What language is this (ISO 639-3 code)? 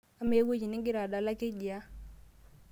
mas